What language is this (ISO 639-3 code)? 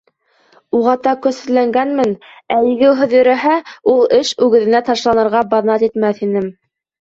bak